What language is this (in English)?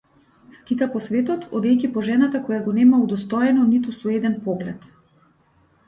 Macedonian